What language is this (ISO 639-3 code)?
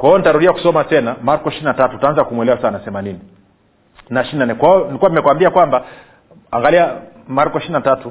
swa